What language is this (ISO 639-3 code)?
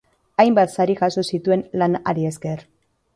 eus